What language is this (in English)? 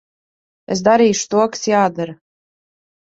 Latvian